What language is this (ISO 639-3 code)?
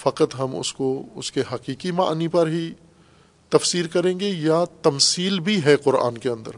urd